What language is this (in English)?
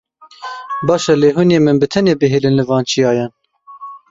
Kurdish